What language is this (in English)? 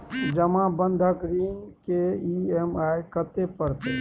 Maithili